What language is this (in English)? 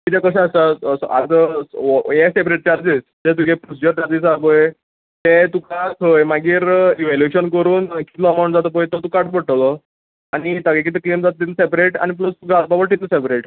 Konkani